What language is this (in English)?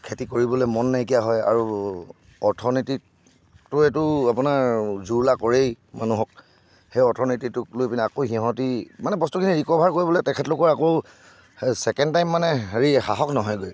Assamese